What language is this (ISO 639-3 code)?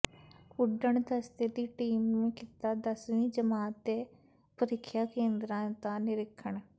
pan